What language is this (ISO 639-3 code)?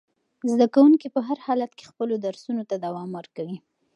pus